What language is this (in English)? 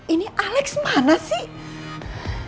Indonesian